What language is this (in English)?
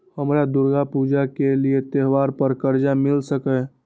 Maithili